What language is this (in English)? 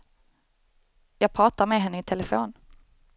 Swedish